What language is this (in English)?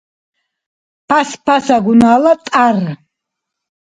Dargwa